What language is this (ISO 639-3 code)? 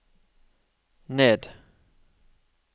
nor